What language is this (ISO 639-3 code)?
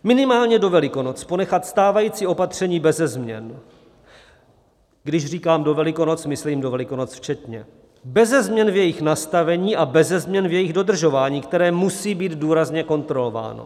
ces